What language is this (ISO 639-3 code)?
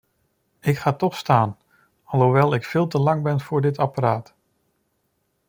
nld